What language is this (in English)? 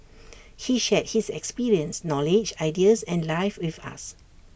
English